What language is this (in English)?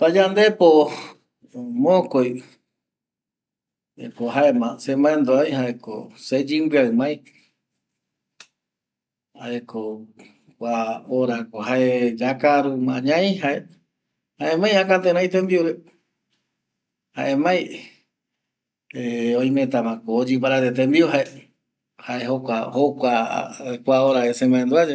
Eastern Bolivian Guaraní